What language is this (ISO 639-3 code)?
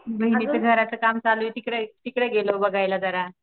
mar